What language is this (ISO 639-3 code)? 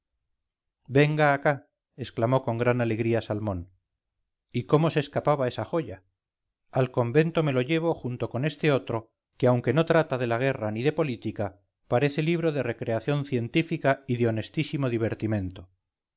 spa